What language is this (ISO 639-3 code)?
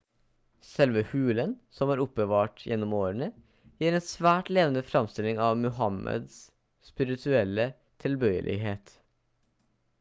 nob